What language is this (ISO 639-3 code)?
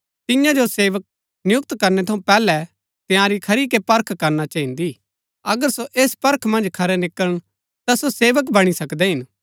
gbk